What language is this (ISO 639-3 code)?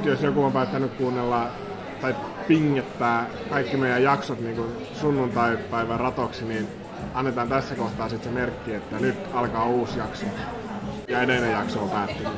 fin